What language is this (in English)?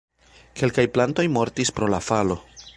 Esperanto